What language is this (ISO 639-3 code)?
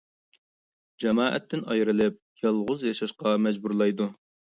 uig